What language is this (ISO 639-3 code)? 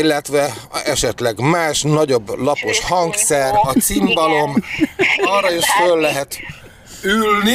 hun